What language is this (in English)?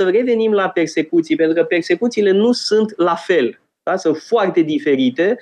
Romanian